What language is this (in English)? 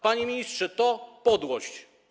Polish